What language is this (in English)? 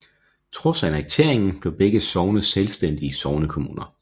Danish